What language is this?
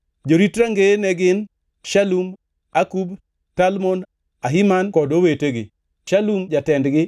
Luo (Kenya and Tanzania)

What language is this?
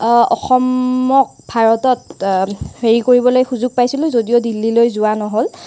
Assamese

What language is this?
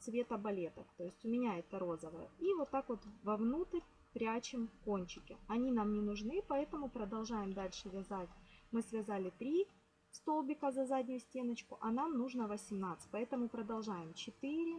Russian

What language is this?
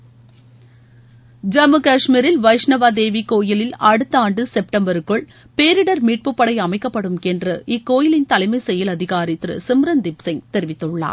Tamil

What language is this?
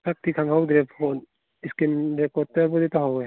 Manipuri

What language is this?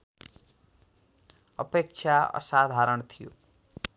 Nepali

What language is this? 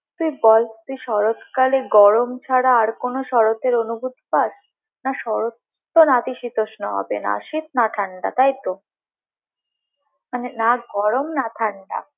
Bangla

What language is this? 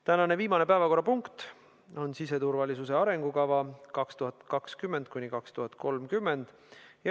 Estonian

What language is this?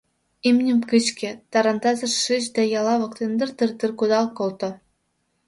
Mari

